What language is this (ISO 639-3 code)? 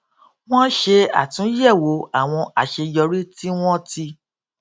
yor